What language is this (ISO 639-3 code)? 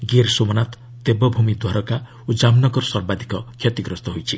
ori